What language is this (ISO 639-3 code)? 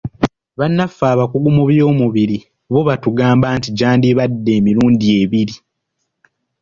lug